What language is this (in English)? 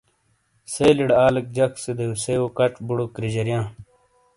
Shina